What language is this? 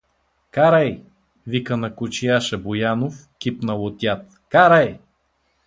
Bulgarian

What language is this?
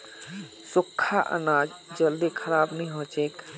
Magahi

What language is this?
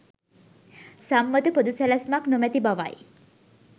Sinhala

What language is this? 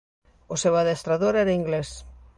Galician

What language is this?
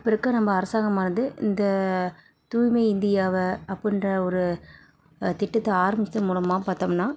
Tamil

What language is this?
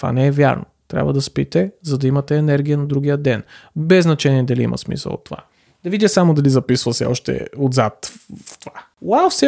Bulgarian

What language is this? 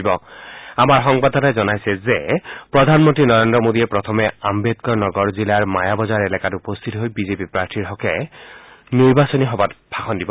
Assamese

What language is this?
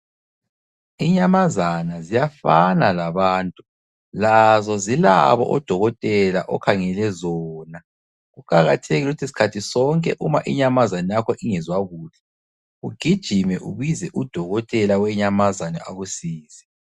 North Ndebele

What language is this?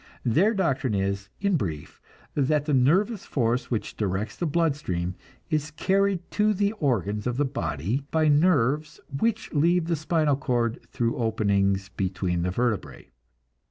English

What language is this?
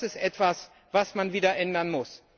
German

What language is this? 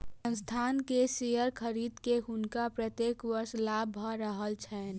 Maithili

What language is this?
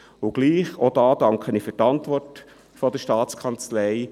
Swiss German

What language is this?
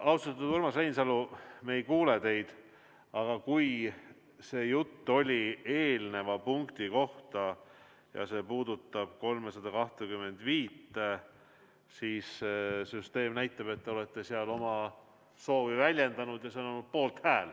Estonian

